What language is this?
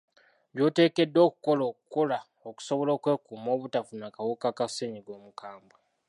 Ganda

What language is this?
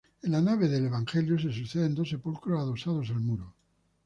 Spanish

